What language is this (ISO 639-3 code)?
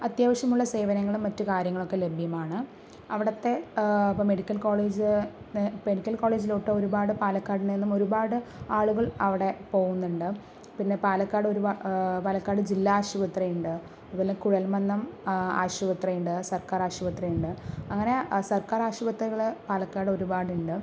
mal